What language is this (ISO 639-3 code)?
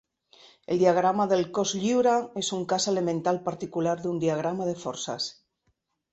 cat